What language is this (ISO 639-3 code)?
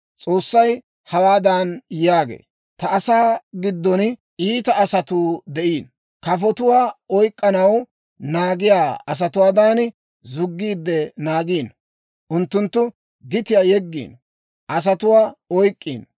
dwr